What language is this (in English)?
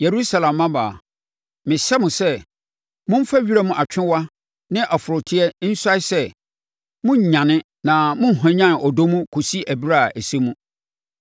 Akan